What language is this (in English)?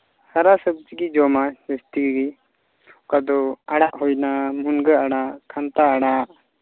Santali